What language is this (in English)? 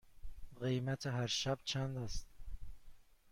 Persian